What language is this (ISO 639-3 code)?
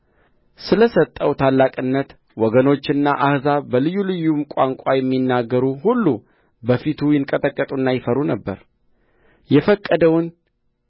amh